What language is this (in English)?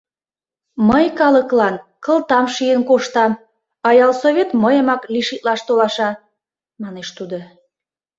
Mari